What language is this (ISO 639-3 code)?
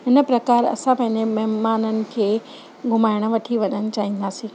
snd